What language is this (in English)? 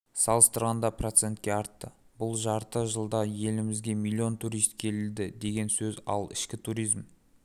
Kazakh